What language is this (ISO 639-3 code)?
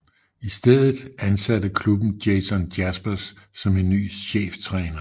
dan